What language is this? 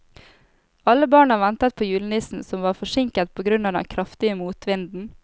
Norwegian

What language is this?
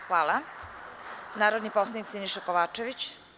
Serbian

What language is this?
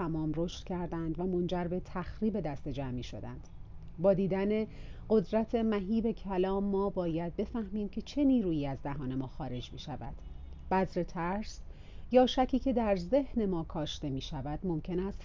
Persian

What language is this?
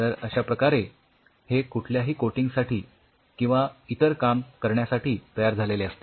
Marathi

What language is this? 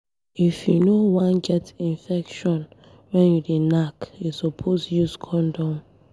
Nigerian Pidgin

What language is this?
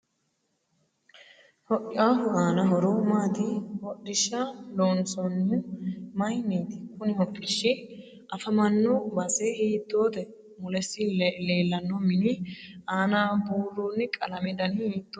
Sidamo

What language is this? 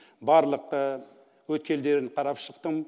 Kazakh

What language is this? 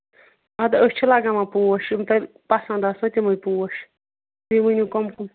Kashmiri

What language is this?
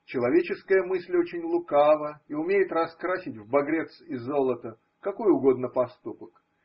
Russian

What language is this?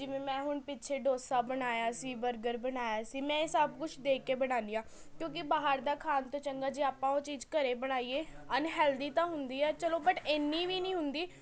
Punjabi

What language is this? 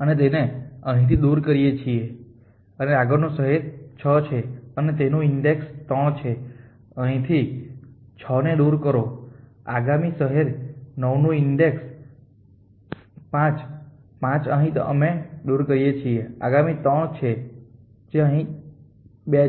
Gujarati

